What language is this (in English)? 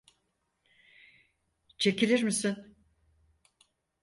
Turkish